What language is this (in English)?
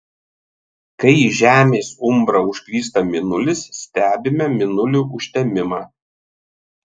Lithuanian